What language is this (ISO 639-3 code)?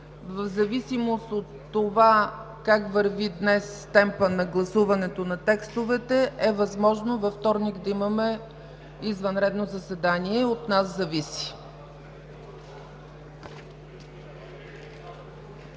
bul